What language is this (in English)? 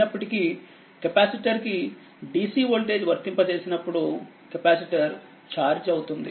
Telugu